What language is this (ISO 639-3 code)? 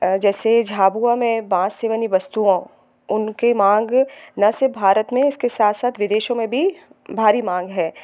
hin